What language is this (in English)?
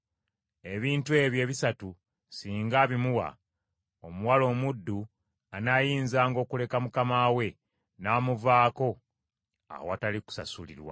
Ganda